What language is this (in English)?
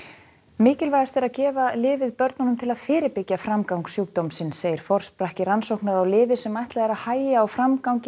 Icelandic